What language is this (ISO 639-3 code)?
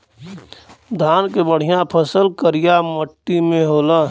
bho